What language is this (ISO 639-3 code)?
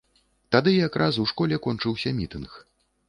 bel